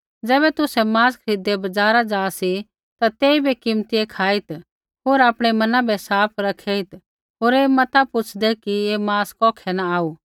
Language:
Kullu Pahari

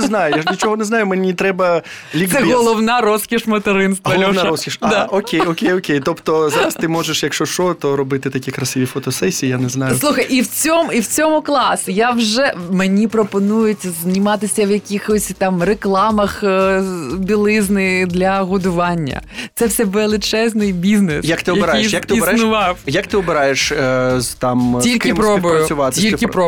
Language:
Ukrainian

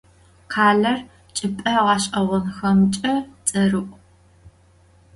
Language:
Adyghe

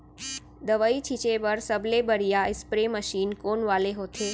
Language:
Chhattisgarhi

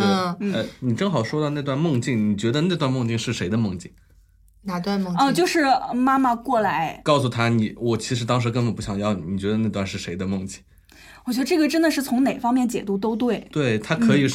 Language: Chinese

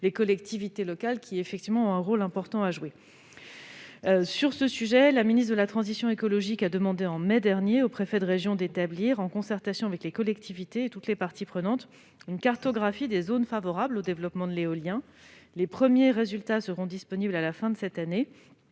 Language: French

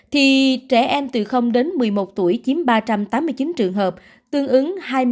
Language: Vietnamese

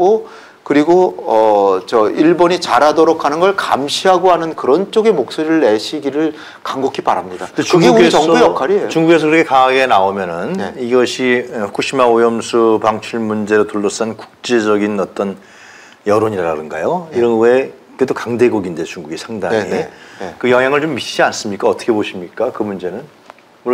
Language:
Korean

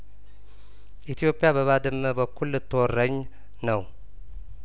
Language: Amharic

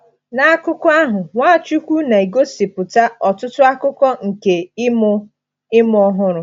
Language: Igbo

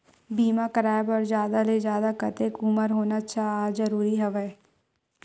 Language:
Chhattisgarhi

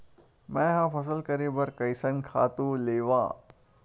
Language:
Chhattisgarhi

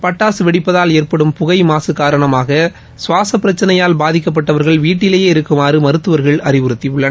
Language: Tamil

